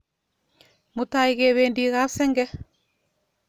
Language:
Kalenjin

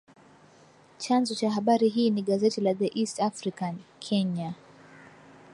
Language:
Swahili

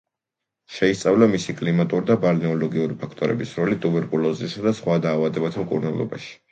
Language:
Georgian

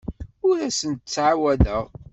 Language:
Kabyle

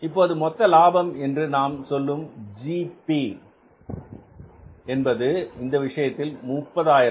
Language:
Tamil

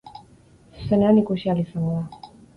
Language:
Basque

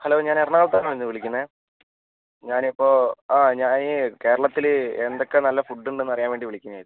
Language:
Malayalam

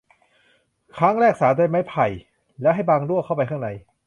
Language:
Thai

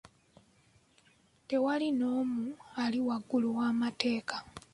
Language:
Ganda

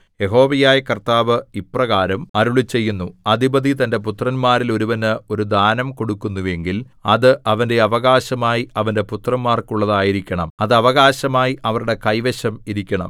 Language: Malayalam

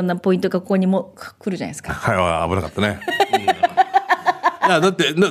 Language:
Japanese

